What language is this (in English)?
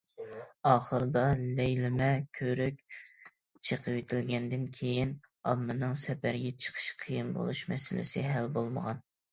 Uyghur